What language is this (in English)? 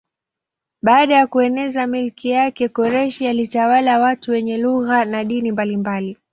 Swahili